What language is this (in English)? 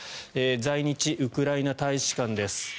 Japanese